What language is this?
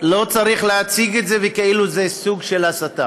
Hebrew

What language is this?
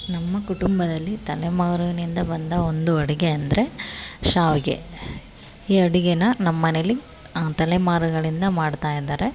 Kannada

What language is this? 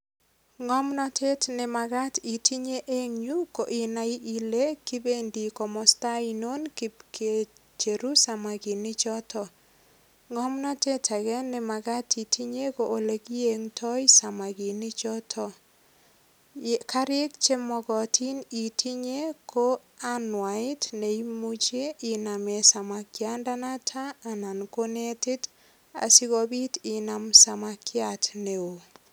Kalenjin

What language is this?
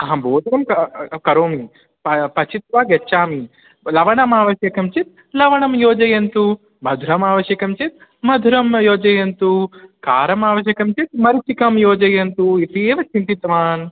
Sanskrit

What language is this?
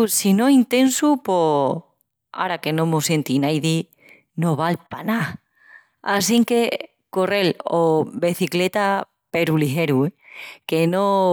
Extremaduran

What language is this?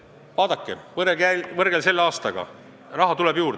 Estonian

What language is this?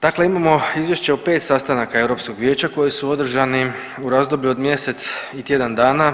Croatian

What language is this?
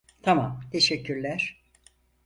Turkish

